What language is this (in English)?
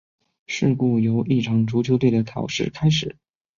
Chinese